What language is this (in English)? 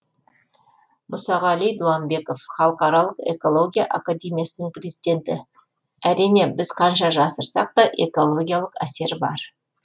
Kazakh